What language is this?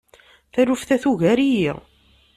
Kabyle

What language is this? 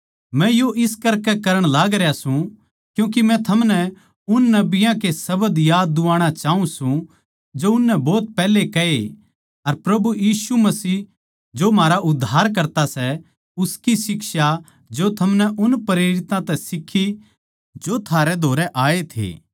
Haryanvi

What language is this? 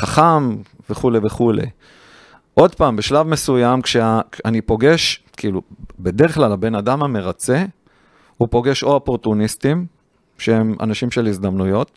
Hebrew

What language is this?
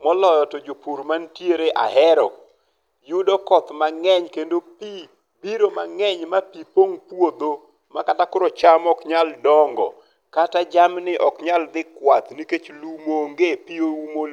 Luo (Kenya and Tanzania)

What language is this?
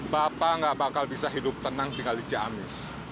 Indonesian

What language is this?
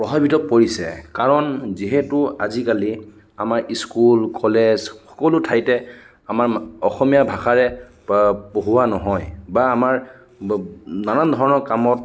Assamese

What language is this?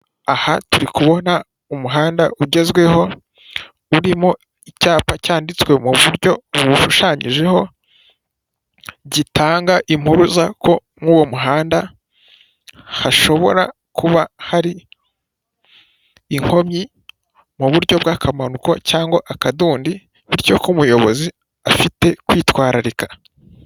Kinyarwanda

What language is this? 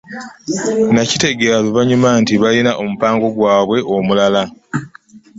Ganda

